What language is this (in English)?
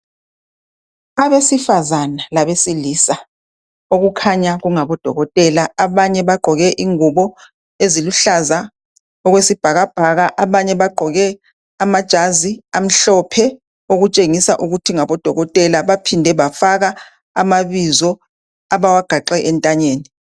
North Ndebele